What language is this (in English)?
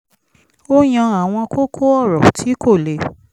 Yoruba